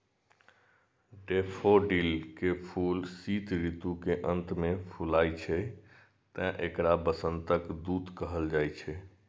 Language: Maithili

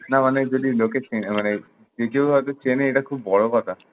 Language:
Bangla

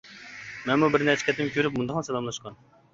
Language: Uyghur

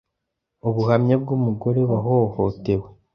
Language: Kinyarwanda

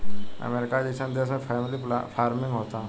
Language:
Bhojpuri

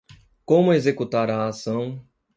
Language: Portuguese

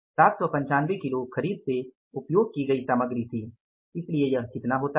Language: Hindi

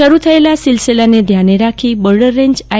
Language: Gujarati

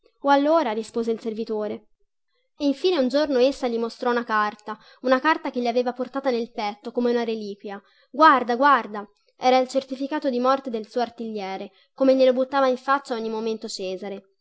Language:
Italian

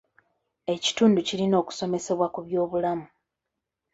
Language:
Ganda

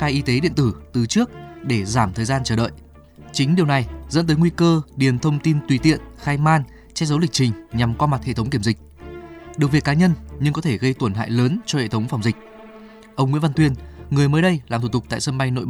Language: Vietnamese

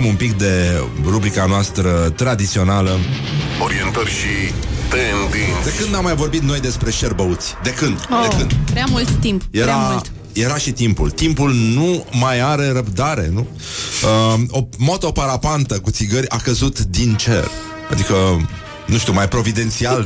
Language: Romanian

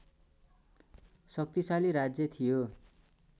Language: Nepali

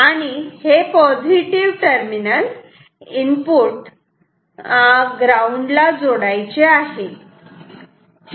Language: Marathi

